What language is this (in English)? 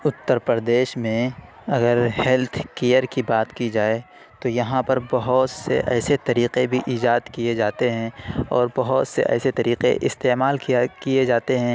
Urdu